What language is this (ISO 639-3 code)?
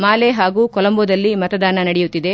kan